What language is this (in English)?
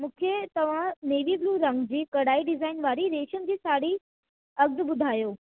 Sindhi